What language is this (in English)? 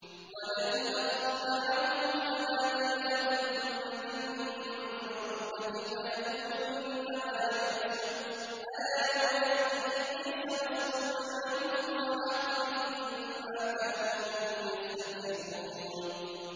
Arabic